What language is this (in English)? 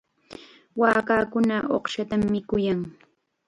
Chiquián Ancash Quechua